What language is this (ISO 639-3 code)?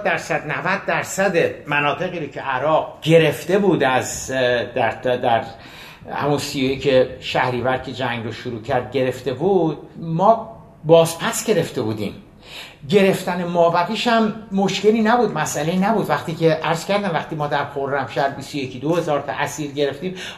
fas